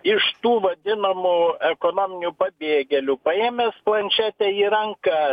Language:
Lithuanian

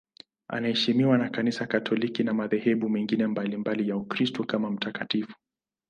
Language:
Swahili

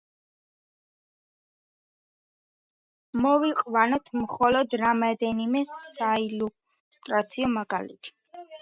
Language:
Georgian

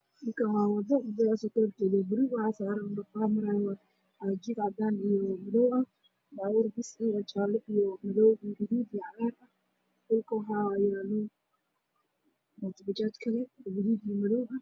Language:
Somali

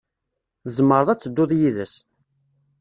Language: Kabyle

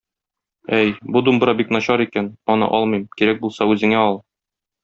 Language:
Tatar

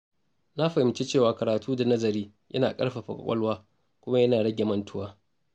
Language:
Hausa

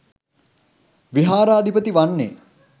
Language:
Sinhala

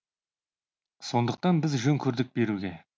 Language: Kazakh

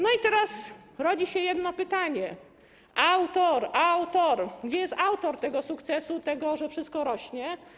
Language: Polish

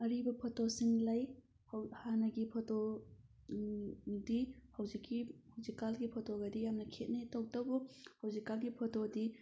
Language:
Manipuri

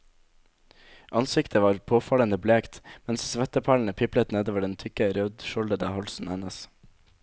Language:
Norwegian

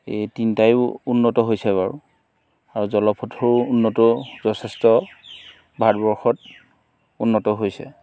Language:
Assamese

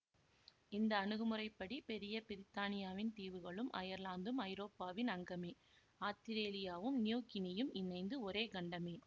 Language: Tamil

